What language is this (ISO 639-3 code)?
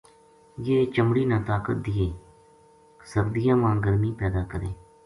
gju